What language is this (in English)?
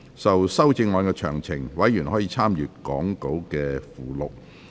Cantonese